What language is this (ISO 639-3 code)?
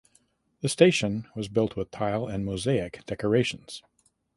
eng